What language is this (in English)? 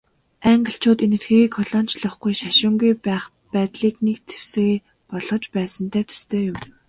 Mongolian